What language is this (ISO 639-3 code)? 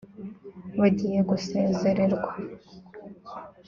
kin